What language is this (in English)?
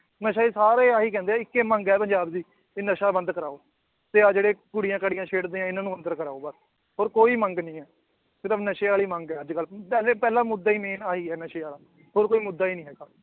Punjabi